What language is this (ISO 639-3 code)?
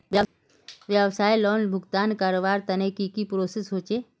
mag